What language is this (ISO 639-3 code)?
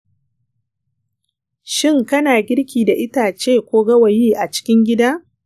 hau